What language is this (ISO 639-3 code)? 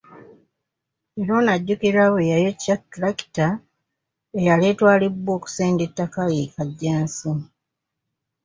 lug